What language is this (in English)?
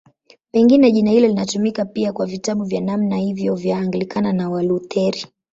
Swahili